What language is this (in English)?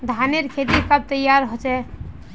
Magahi